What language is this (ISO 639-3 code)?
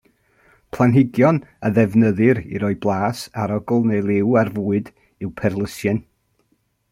cym